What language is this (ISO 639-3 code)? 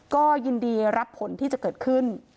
tha